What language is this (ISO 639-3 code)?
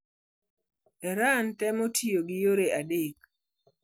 luo